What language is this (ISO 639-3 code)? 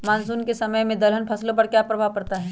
mag